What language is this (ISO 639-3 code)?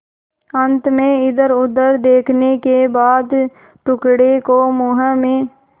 hin